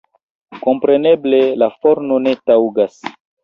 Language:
Esperanto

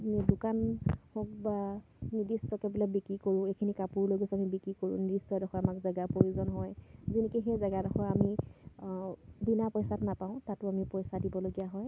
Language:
Assamese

